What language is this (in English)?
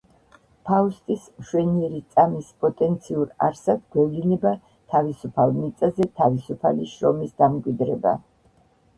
Georgian